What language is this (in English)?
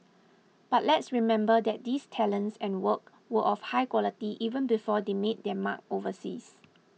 English